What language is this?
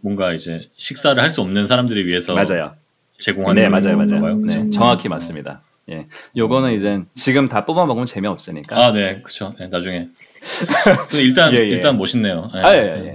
Korean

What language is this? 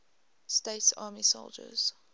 English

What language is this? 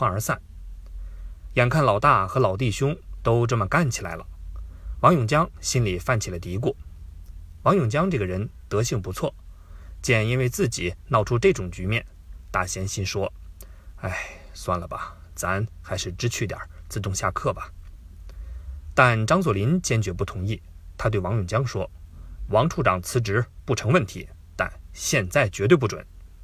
Chinese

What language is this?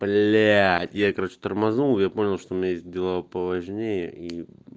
Russian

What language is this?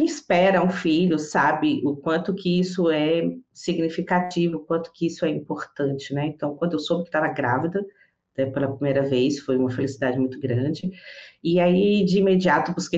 Portuguese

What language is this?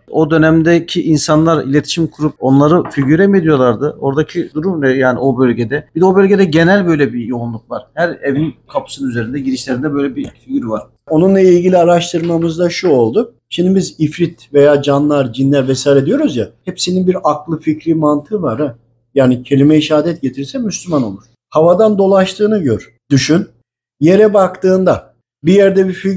Turkish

